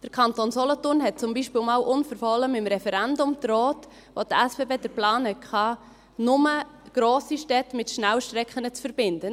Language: Swiss German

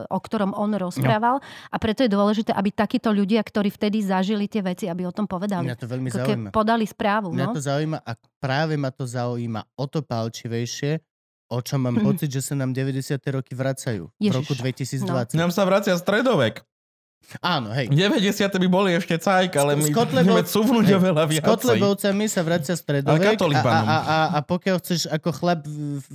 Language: Slovak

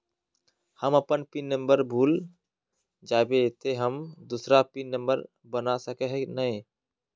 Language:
Magahi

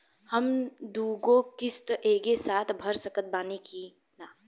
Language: Bhojpuri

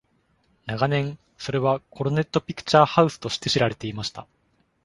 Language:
Japanese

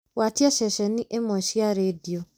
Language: Kikuyu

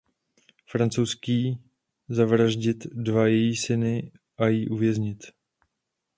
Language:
Czech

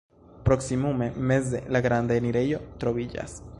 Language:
Esperanto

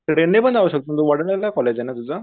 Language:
Marathi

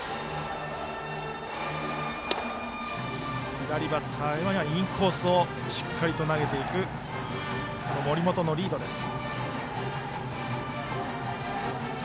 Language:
Japanese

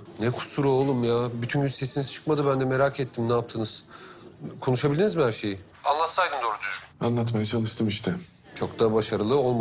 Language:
Turkish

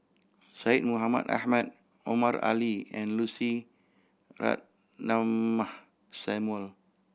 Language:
English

